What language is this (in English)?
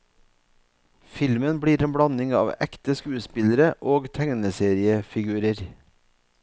Norwegian